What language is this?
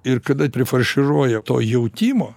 Lithuanian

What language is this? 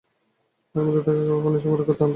Bangla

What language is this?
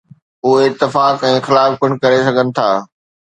Sindhi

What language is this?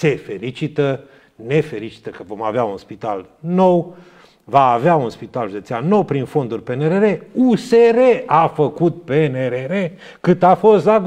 Romanian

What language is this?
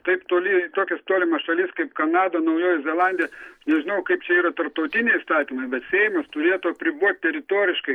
Lithuanian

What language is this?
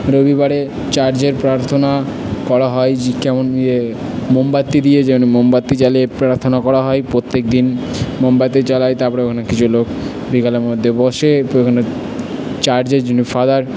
Bangla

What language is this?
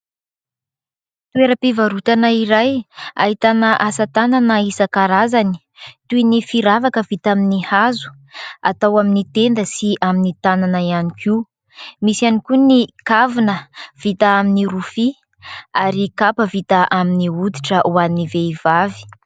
Malagasy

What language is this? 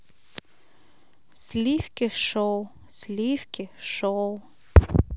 Russian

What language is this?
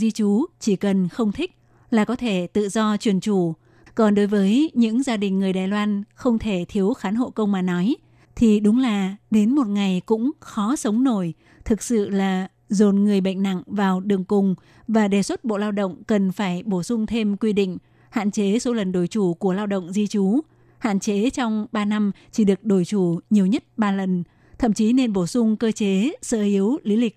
Vietnamese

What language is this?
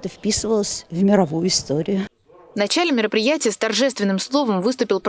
Russian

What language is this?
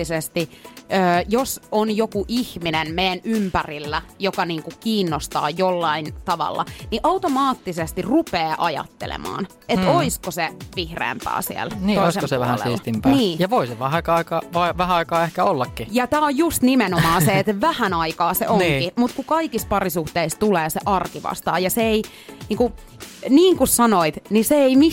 Finnish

